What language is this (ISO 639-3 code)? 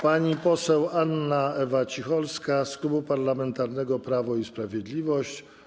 pol